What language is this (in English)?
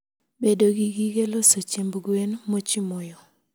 Luo (Kenya and Tanzania)